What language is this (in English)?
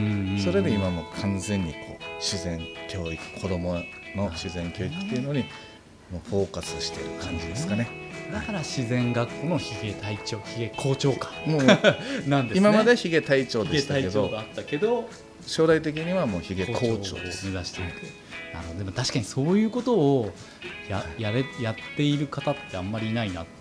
Japanese